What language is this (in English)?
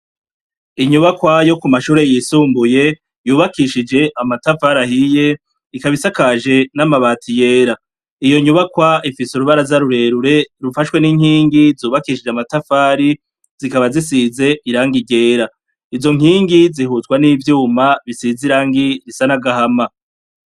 Rundi